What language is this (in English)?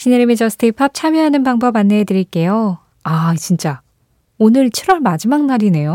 Korean